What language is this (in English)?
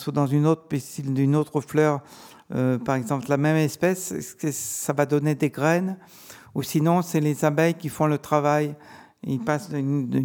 French